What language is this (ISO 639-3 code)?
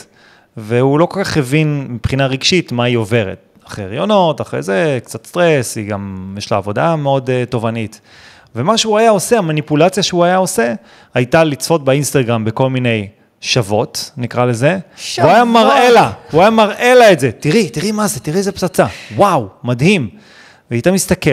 heb